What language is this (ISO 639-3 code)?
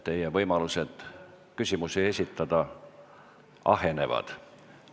est